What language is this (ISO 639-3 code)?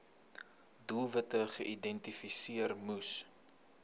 afr